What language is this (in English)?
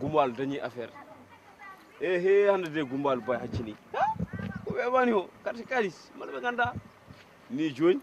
Indonesian